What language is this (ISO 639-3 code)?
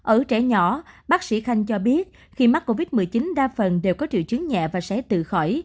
vie